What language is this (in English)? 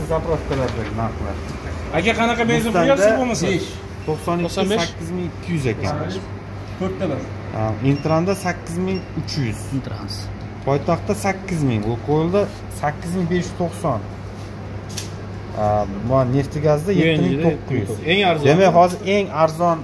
Turkish